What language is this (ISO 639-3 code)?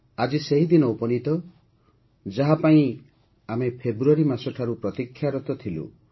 ori